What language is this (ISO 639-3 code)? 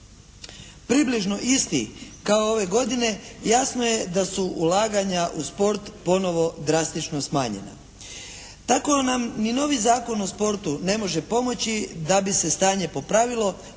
hrv